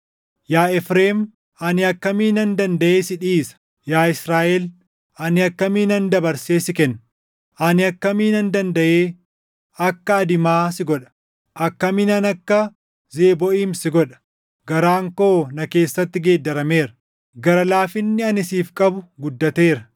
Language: Oromo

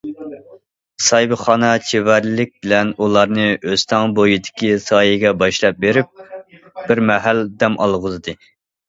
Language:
Uyghur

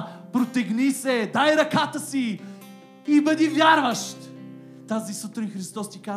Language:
Bulgarian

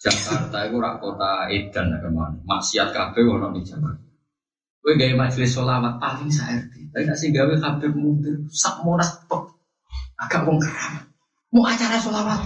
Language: Malay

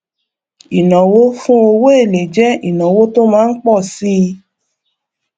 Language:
Yoruba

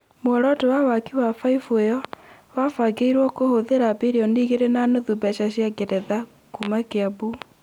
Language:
Kikuyu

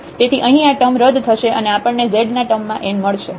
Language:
Gujarati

